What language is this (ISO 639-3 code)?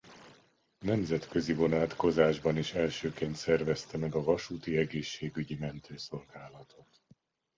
hun